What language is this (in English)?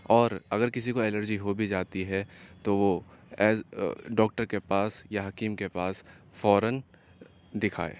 Urdu